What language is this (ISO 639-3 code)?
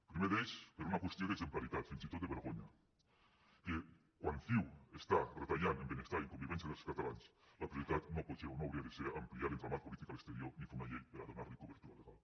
cat